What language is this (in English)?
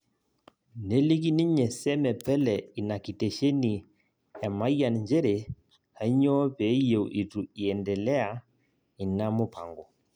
Masai